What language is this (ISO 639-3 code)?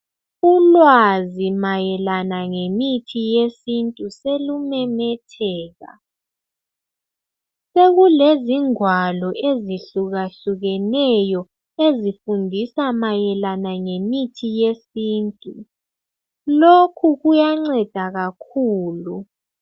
nde